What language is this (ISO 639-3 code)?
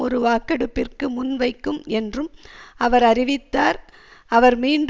tam